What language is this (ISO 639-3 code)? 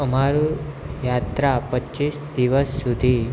guj